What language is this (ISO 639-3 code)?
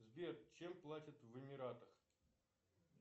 rus